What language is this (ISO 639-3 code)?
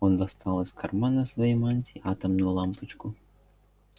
rus